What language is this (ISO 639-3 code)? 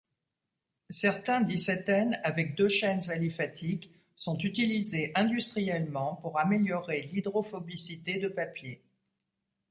fra